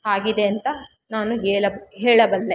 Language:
Kannada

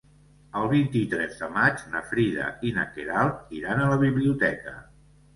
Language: Catalan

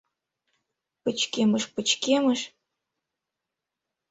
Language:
Mari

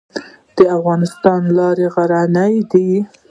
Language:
Pashto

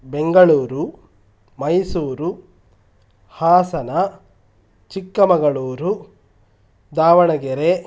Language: Sanskrit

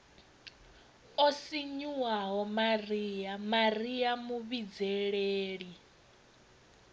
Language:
Venda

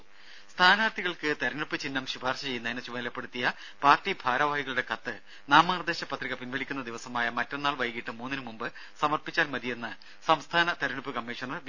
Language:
Malayalam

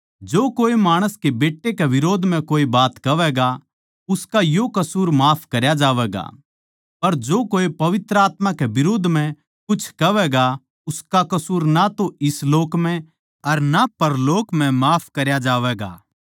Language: Haryanvi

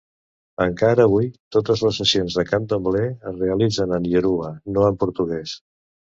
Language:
Catalan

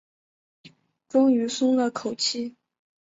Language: Chinese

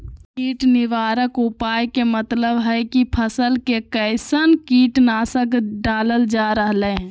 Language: Magahi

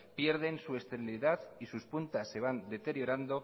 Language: Spanish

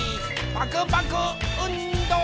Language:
Japanese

